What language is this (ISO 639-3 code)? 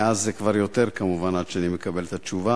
heb